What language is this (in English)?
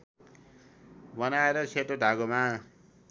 Nepali